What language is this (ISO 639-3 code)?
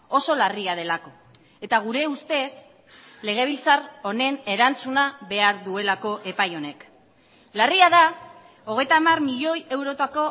eus